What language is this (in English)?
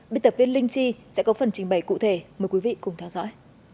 Vietnamese